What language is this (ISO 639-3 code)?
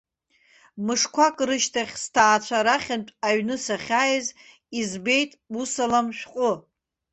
abk